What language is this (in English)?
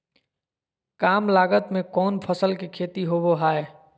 Magahi